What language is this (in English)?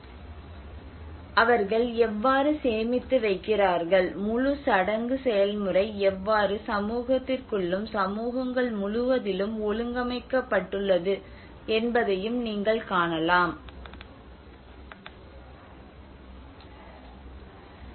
Tamil